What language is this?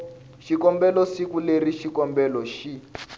Tsonga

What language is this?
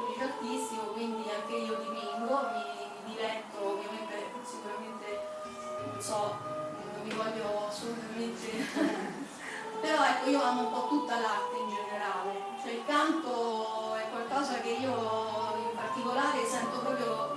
Italian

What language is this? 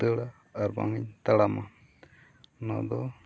Santali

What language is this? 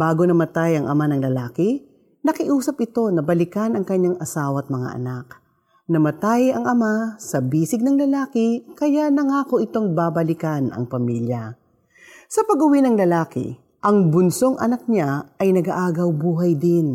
Filipino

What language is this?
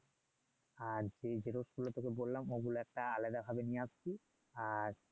Bangla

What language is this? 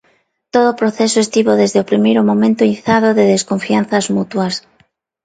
Galician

